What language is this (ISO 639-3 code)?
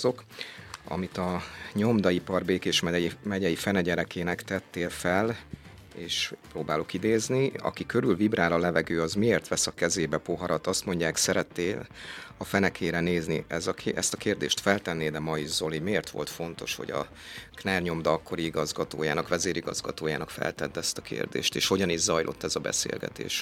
hun